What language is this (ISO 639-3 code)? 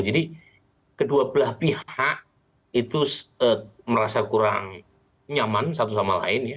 ind